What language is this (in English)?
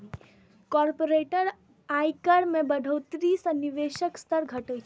Maithili